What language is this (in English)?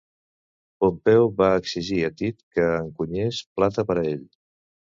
Catalan